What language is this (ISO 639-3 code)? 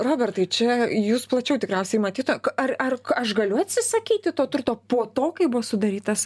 lit